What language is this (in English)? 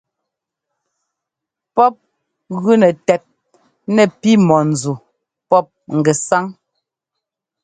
Ngomba